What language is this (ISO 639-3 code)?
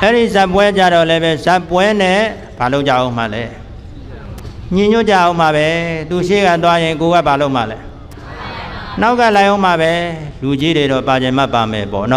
ind